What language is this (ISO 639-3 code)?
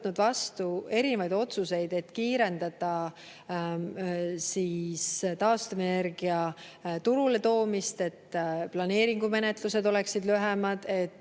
est